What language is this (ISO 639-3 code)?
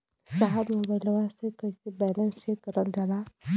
bho